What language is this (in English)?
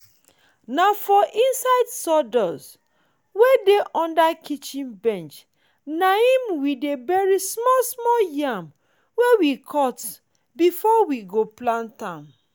Nigerian Pidgin